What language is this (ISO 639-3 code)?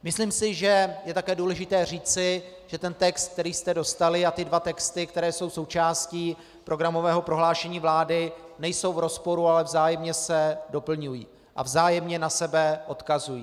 ces